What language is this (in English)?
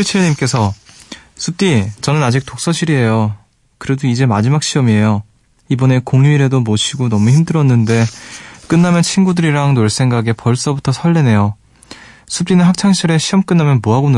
Korean